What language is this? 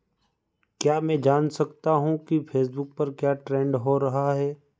Hindi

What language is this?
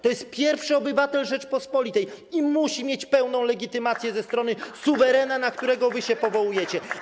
Polish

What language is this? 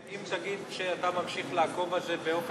Hebrew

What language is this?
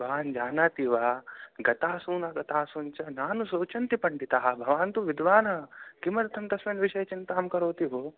Sanskrit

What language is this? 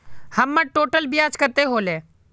Magahi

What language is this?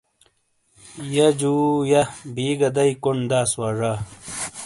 Shina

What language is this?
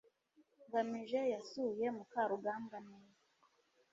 Kinyarwanda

